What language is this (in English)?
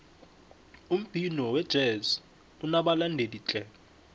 South Ndebele